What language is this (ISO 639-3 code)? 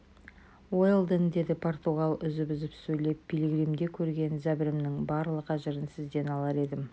kaz